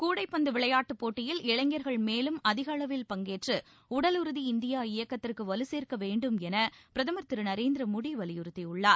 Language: Tamil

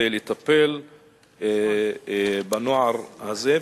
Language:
Hebrew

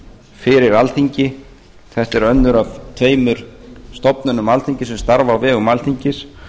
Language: Icelandic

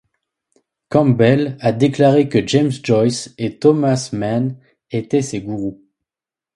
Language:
French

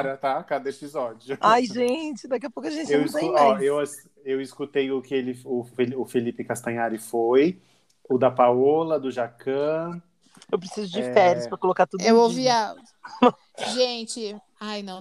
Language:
Portuguese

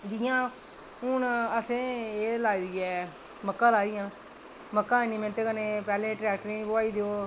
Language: Dogri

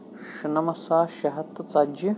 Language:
Kashmiri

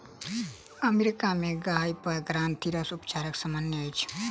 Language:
Maithili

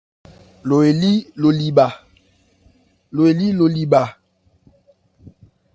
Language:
Ebrié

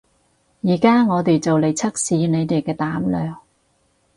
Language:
Cantonese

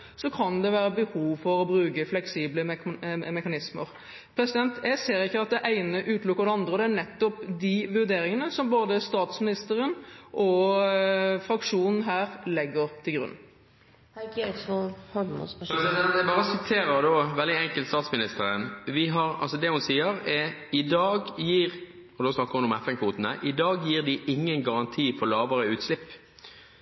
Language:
Norwegian Bokmål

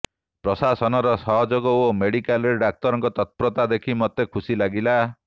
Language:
Odia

